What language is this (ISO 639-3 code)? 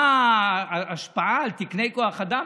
heb